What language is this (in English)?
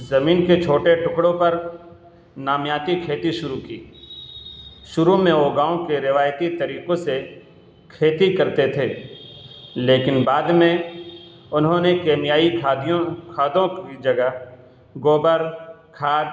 Urdu